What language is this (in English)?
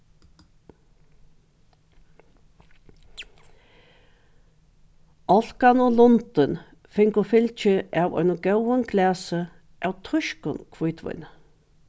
Faroese